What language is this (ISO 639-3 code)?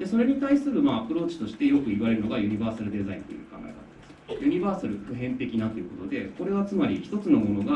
jpn